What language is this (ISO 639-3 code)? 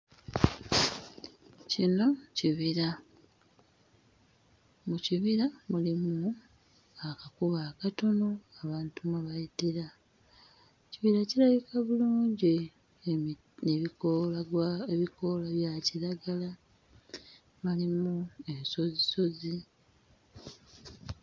lug